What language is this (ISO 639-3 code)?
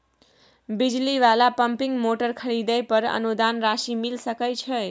mai